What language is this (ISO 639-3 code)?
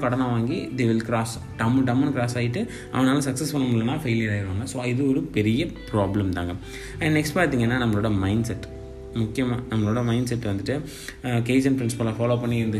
tam